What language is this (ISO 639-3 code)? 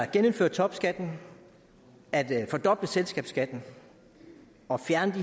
dan